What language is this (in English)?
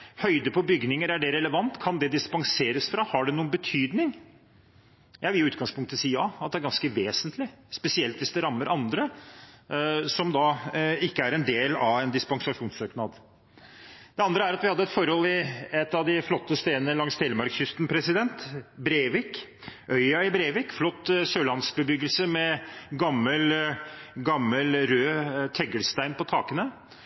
Norwegian Bokmål